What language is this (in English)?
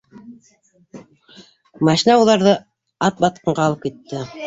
Bashkir